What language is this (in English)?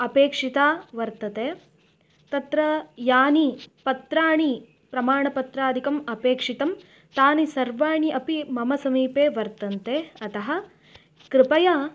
Sanskrit